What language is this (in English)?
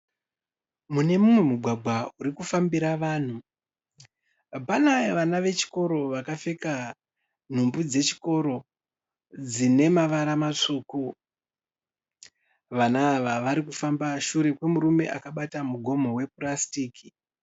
Shona